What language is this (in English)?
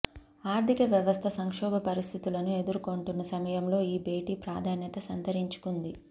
Telugu